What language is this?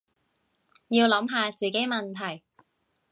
Cantonese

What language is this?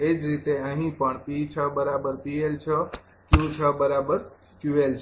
Gujarati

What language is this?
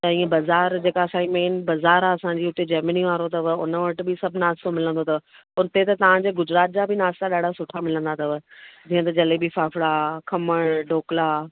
Sindhi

